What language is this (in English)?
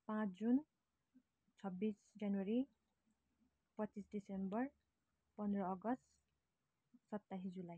Nepali